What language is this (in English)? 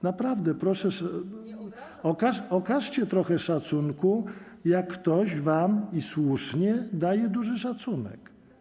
Polish